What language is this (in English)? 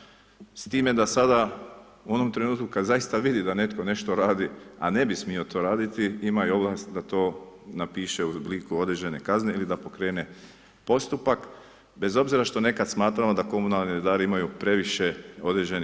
Croatian